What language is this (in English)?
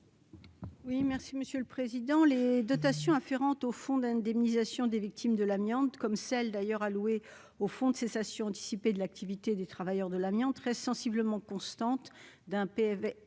French